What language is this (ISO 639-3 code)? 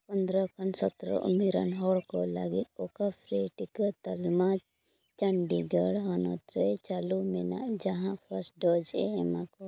sat